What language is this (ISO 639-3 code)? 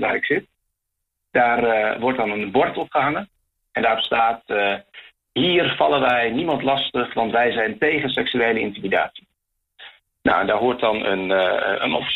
nld